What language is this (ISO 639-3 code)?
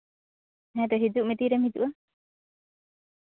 sat